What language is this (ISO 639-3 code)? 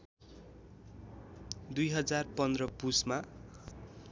nep